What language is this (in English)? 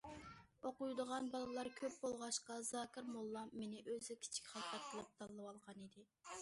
Uyghur